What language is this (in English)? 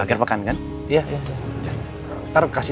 Indonesian